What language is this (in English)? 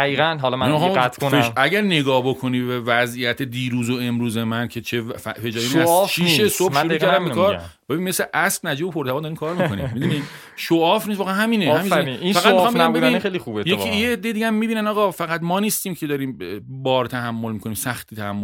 Persian